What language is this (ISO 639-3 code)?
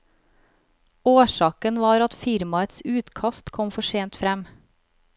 nor